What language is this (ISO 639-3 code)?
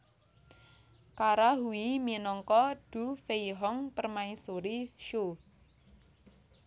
jav